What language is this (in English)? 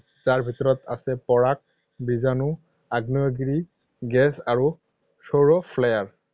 Assamese